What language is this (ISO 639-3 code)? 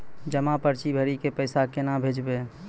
mai